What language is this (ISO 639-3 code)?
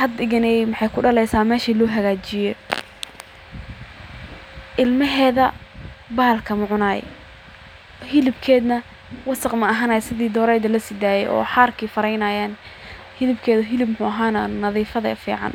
som